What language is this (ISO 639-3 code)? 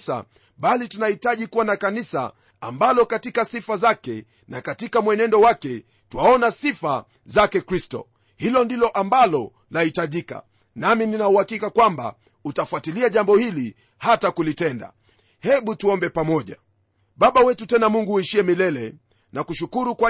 swa